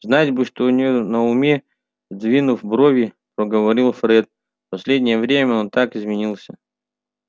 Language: Russian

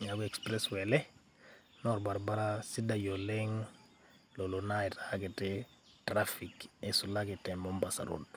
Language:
Masai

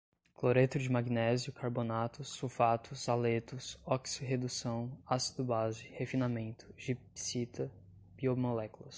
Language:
Portuguese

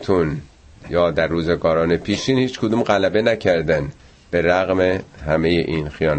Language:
Persian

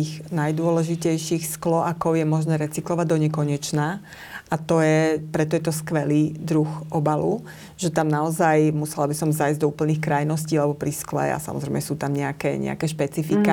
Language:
Slovak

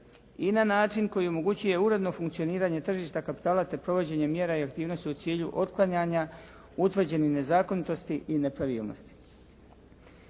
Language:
Croatian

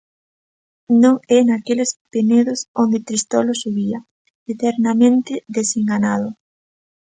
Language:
Galician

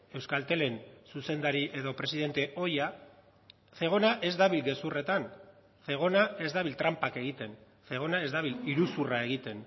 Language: Basque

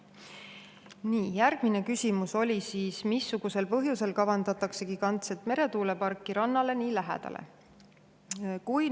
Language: Estonian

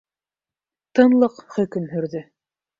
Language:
Bashkir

